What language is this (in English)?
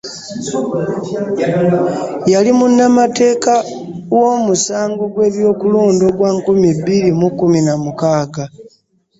Ganda